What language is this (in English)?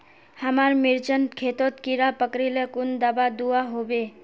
Magahi